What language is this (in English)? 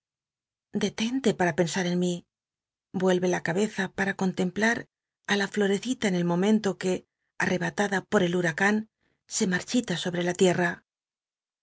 Spanish